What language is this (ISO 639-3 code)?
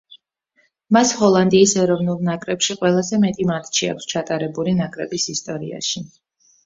kat